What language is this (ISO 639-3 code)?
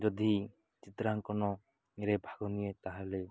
ori